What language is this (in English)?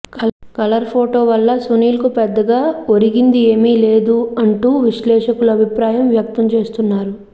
Telugu